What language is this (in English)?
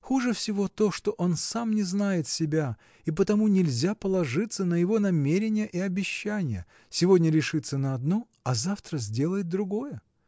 Russian